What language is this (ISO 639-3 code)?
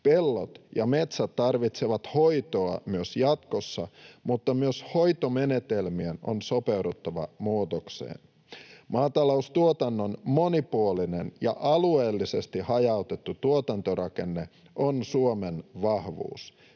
fin